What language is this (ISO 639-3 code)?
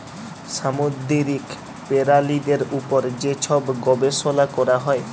ben